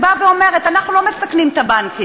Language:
Hebrew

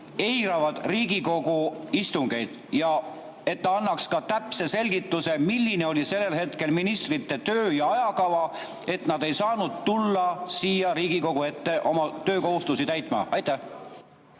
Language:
Estonian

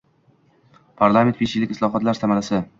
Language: Uzbek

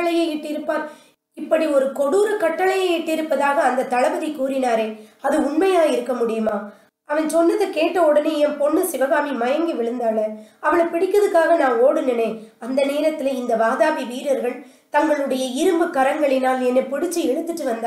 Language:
Tamil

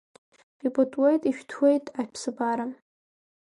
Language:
Abkhazian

